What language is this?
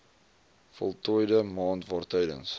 Afrikaans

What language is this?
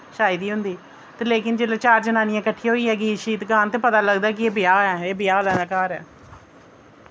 Dogri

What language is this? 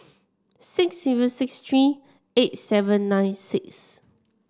English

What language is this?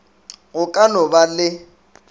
Northern Sotho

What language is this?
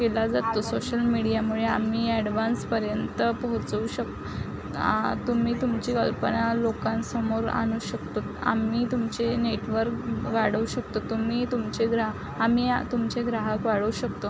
Marathi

